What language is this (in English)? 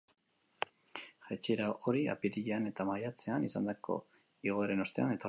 Basque